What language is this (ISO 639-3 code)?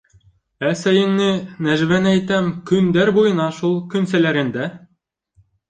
bak